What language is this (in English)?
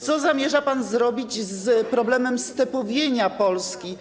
Polish